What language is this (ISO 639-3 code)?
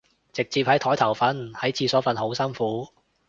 yue